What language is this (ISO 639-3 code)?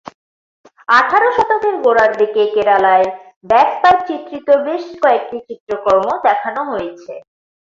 ben